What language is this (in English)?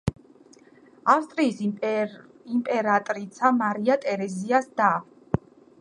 Georgian